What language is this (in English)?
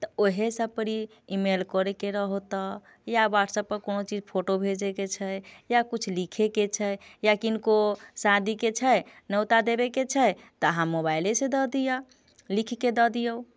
Maithili